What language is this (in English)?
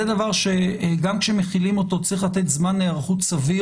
Hebrew